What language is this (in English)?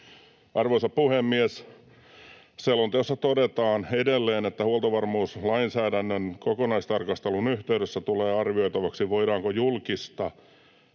Finnish